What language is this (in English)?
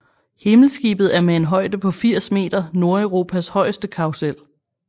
Danish